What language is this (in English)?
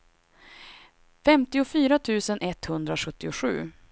Swedish